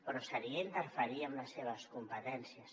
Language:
Catalan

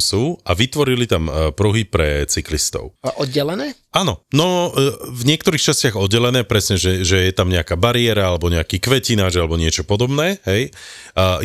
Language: Slovak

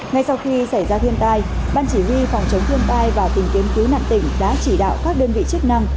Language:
Vietnamese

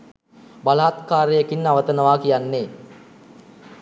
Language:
Sinhala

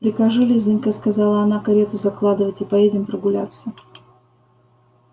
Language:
Russian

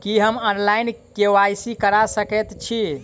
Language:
Maithili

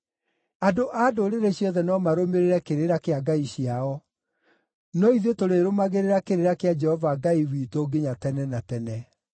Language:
Kikuyu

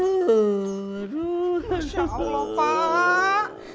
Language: Indonesian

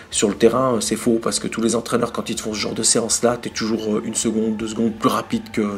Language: French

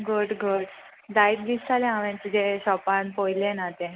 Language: Konkani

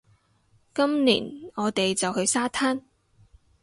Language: Cantonese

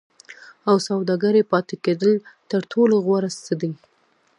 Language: Pashto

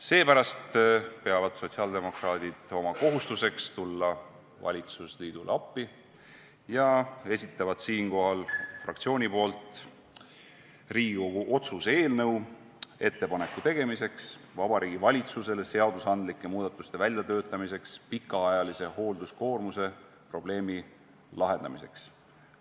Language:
Estonian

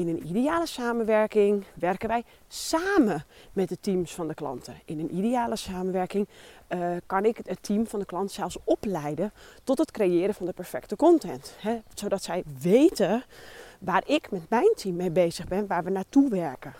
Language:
Dutch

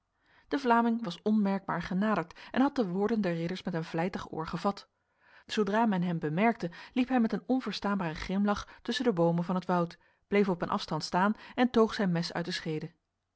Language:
Dutch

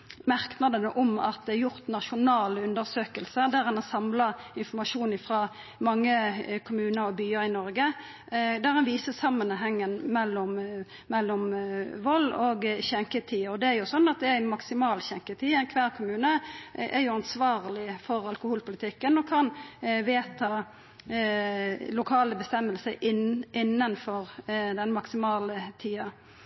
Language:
Norwegian Nynorsk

